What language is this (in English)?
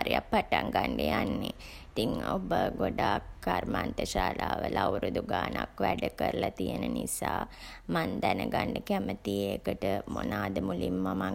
Sinhala